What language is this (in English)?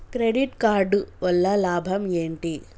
Telugu